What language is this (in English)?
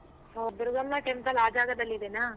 Kannada